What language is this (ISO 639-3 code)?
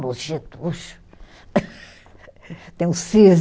por